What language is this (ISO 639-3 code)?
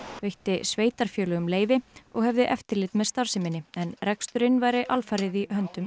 isl